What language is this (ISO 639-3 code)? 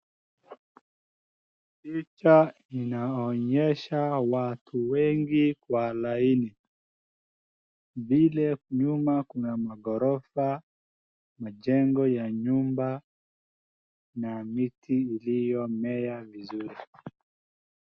swa